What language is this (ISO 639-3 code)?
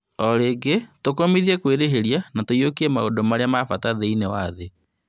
kik